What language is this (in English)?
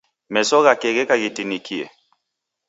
Taita